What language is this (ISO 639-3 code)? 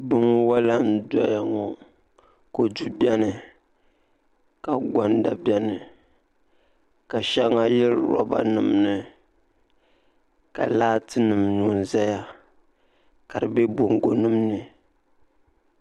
dag